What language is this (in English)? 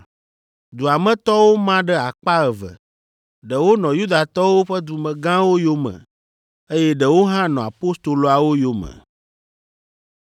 Ewe